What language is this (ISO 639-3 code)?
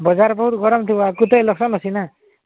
ori